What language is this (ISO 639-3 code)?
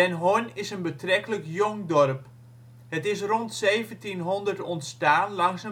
nld